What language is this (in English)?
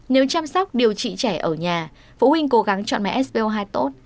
Vietnamese